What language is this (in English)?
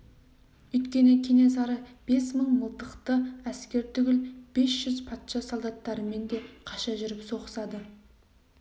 Kazakh